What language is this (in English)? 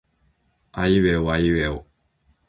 Japanese